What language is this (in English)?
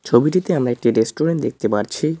Bangla